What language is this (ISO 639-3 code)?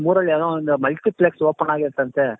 kan